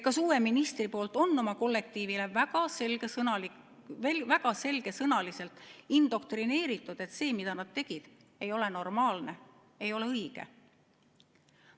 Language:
Estonian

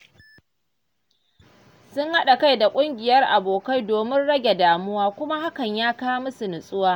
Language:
Hausa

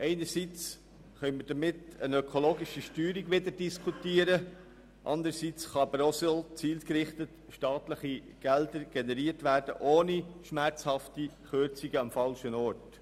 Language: Swiss German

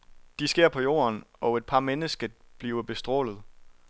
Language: Danish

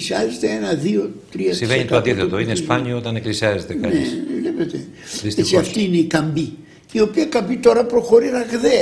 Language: Greek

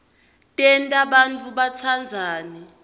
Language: Swati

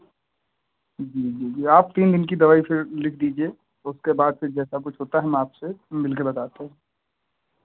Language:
Hindi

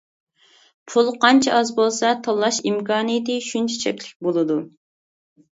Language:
Uyghur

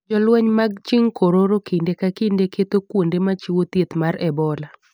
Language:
Luo (Kenya and Tanzania)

